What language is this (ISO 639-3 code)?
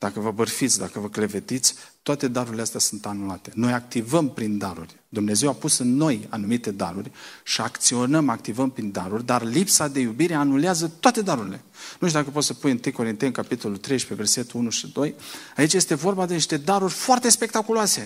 ron